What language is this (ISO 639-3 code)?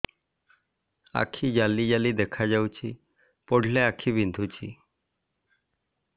ori